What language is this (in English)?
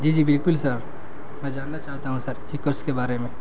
Urdu